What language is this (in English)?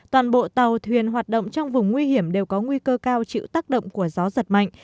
Vietnamese